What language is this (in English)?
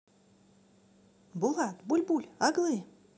Russian